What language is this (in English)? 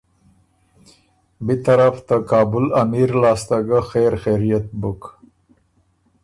Ormuri